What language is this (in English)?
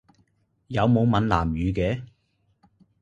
Cantonese